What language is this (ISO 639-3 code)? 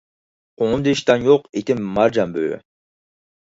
uig